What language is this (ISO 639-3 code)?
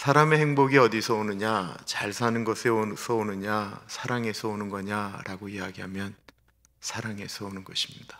kor